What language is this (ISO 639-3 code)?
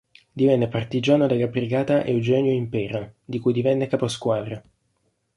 ita